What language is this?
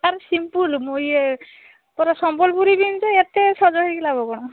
Odia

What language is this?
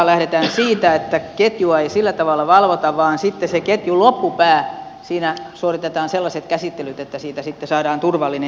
Finnish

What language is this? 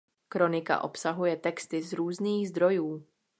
Czech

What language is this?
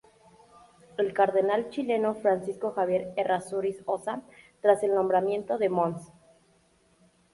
Spanish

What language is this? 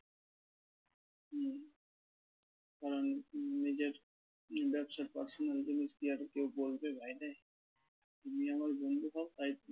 Bangla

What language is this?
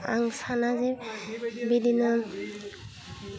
Bodo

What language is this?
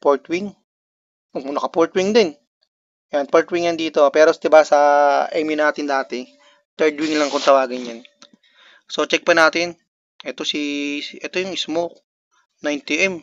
Filipino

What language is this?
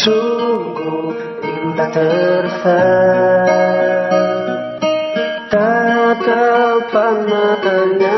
Indonesian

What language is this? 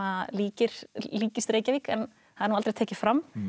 Icelandic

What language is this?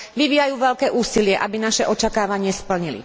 Slovak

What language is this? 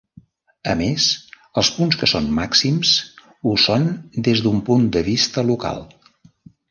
Catalan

